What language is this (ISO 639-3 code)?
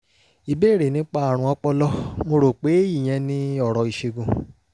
yor